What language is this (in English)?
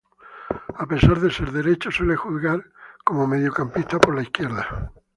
Spanish